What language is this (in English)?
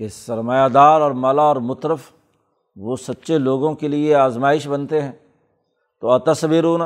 Urdu